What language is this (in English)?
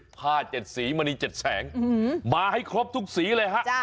Thai